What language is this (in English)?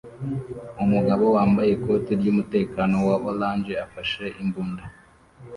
Kinyarwanda